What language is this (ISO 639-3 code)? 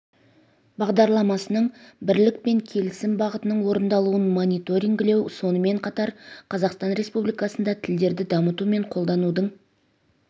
kaz